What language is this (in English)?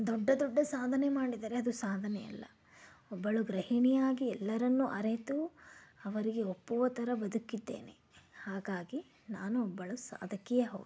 Kannada